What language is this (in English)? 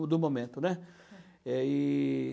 Portuguese